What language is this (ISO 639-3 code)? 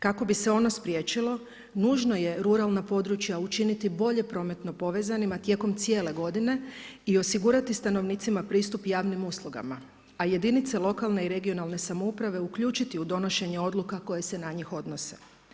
hrv